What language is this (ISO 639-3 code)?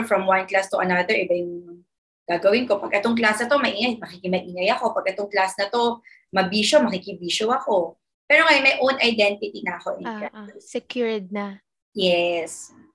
fil